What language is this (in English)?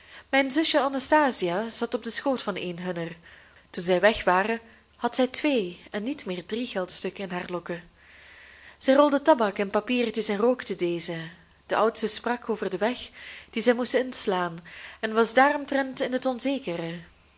Dutch